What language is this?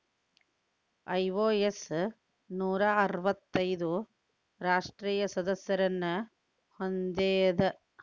Kannada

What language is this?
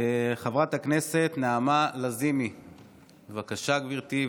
Hebrew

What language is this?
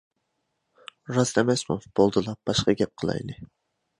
Uyghur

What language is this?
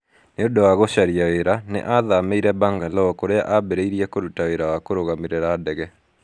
Kikuyu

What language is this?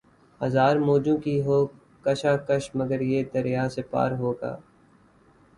Urdu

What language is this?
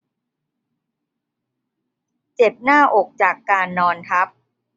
Thai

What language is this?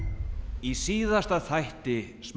Icelandic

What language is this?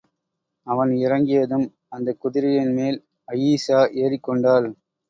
Tamil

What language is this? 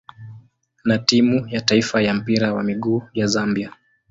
Swahili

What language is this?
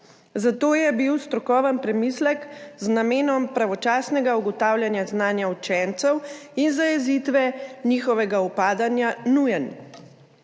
Slovenian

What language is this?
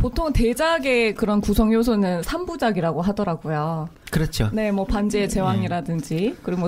Korean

